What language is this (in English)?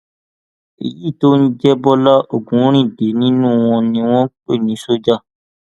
Yoruba